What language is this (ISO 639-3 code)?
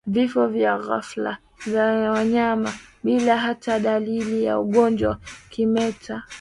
swa